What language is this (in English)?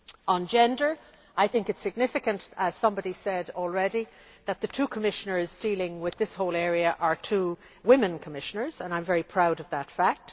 English